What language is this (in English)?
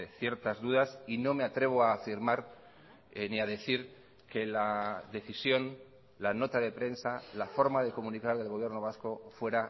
Spanish